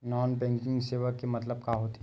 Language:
Chhattisgarhi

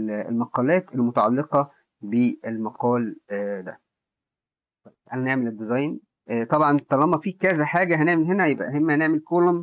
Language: Arabic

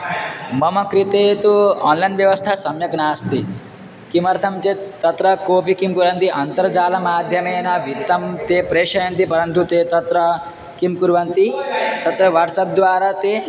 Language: Sanskrit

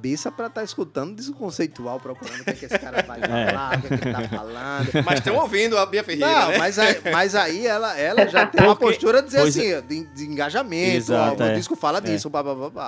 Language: Portuguese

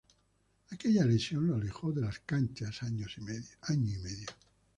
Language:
Spanish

